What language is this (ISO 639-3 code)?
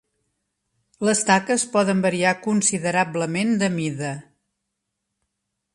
cat